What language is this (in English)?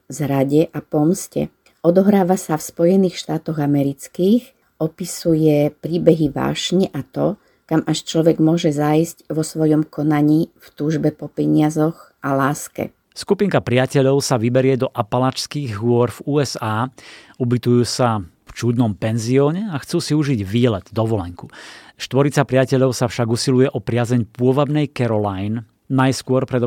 Slovak